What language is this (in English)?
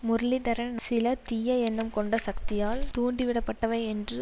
Tamil